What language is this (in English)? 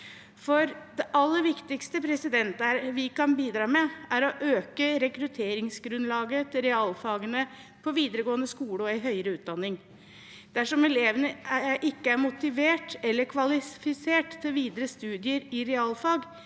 Norwegian